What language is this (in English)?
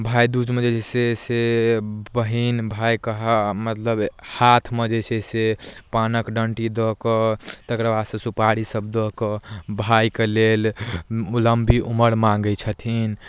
Maithili